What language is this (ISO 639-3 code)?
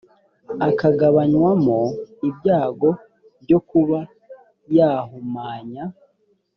kin